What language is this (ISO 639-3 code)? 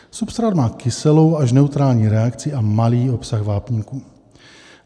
ces